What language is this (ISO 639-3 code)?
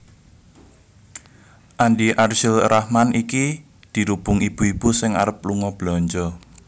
jav